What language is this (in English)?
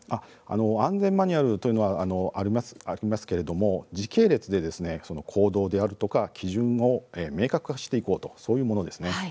Japanese